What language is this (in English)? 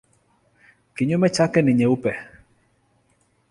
Swahili